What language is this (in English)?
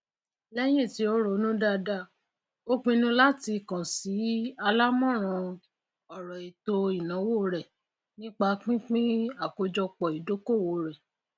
Yoruba